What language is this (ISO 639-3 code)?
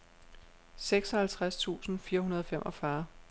dan